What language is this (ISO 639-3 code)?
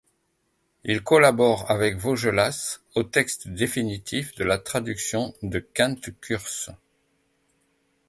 fra